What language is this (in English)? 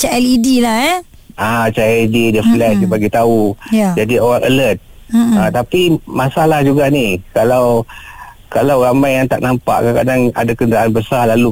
Malay